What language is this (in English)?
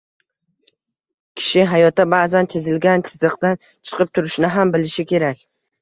Uzbek